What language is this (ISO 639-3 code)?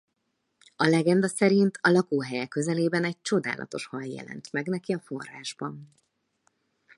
hun